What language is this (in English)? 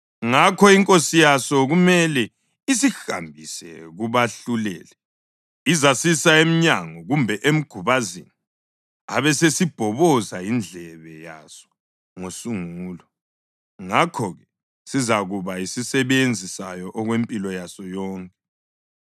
North Ndebele